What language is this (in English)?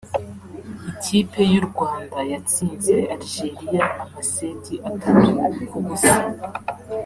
Kinyarwanda